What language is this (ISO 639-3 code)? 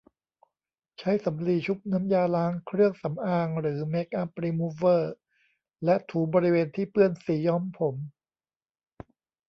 tha